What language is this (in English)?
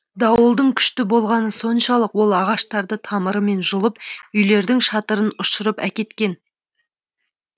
Kazakh